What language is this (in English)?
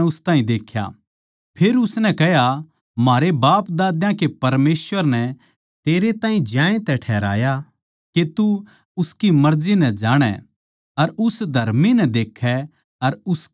Haryanvi